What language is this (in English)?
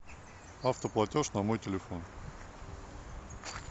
Russian